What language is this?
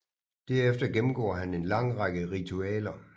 Danish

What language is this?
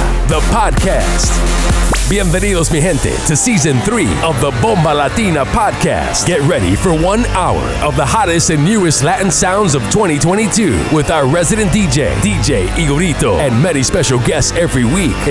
German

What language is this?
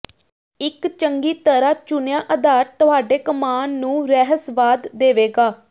Punjabi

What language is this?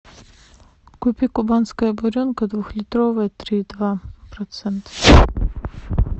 Russian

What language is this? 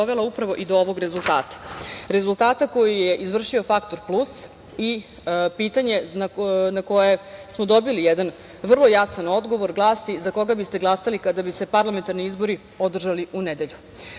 Serbian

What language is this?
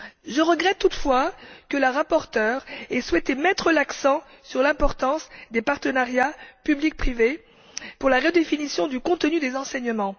French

